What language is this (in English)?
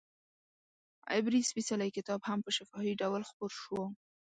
Pashto